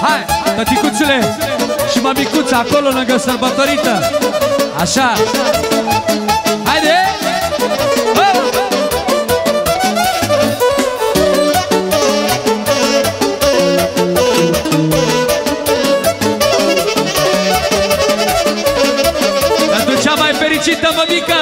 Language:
Romanian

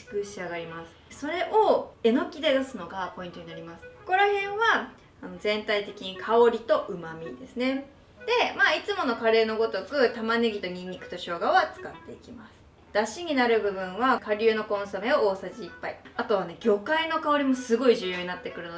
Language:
Japanese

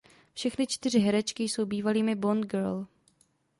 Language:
Czech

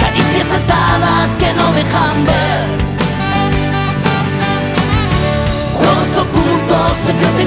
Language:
Italian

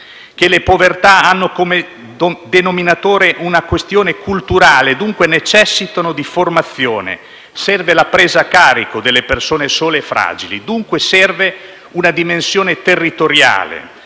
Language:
Italian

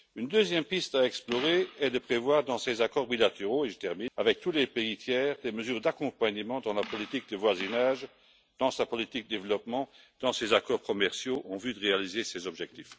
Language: French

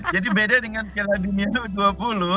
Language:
Indonesian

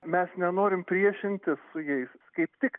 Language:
Lithuanian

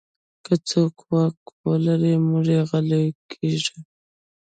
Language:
Pashto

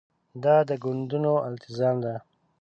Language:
Pashto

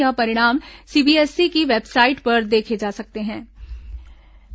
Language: Hindi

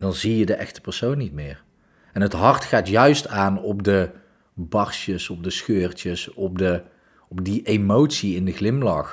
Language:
Dutch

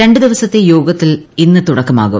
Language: Malayalam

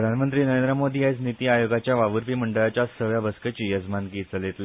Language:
Konkani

